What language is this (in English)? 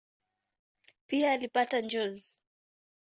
Swahili